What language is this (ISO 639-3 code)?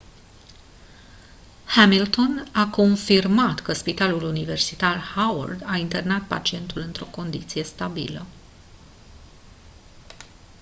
ron